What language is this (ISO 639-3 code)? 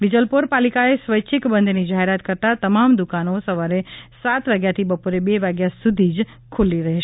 guj